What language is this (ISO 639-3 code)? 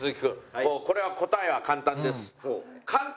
jpn